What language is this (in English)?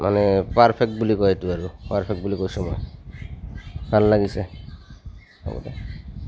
Assamese